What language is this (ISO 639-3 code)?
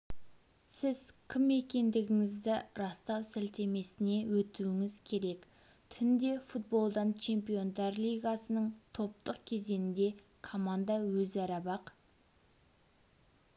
kaz